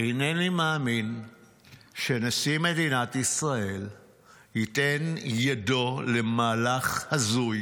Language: Hebrew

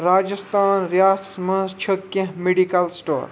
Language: Kashmiri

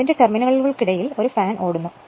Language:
Malayalam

